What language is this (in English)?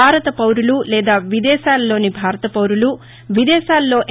Telugu